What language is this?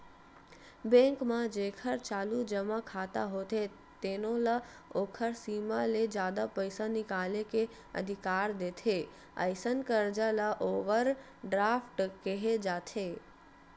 Chhattisgarhi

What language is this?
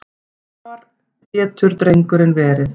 Icelandic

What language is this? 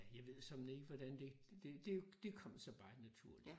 Danish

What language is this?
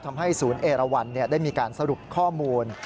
Thai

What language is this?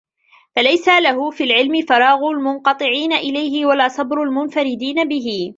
Arabic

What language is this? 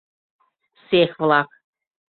Mari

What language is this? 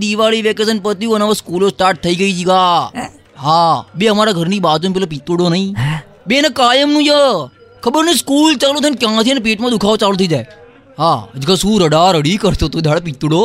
Gujarati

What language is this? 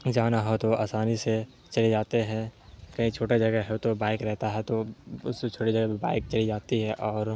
Urdu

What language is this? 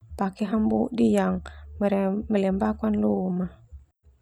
Termanu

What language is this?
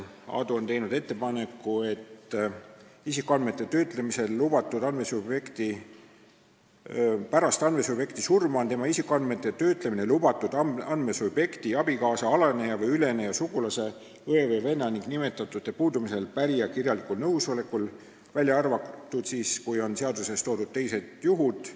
Estonian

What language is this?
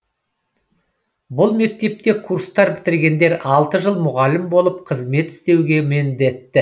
Kazakh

